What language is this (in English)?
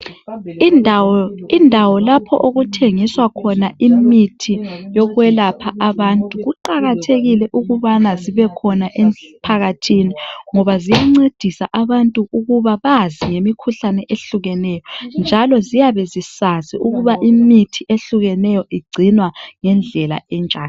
North Ndebele